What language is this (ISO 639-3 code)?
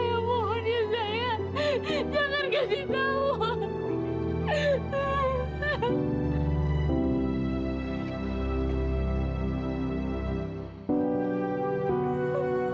ind